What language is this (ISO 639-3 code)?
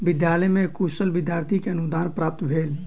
mai